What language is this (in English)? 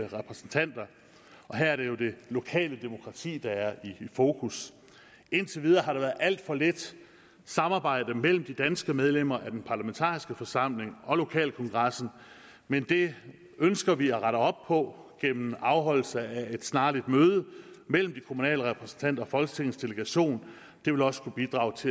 Danish